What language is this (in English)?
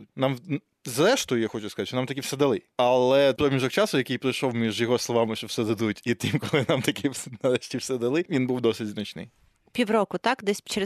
Ukrainian